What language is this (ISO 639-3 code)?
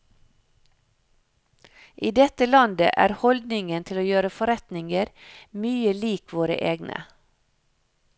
nor